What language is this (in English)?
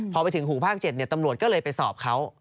Thai